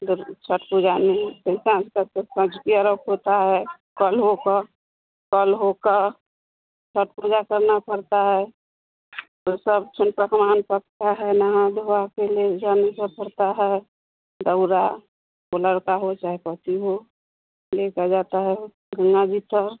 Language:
Hindi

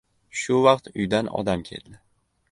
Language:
Uzbek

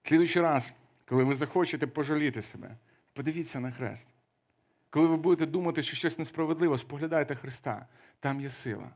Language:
Ukrainian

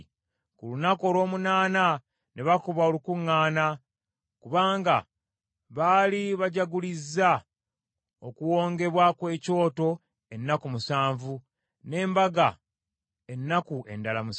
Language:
Ganda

